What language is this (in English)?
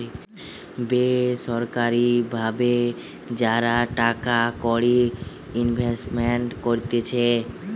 Bangla